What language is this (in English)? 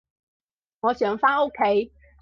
Cantonese